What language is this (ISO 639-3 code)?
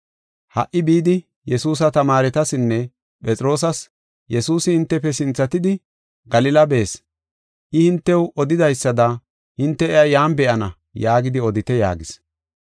gof